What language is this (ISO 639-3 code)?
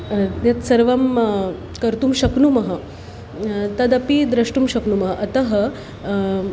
san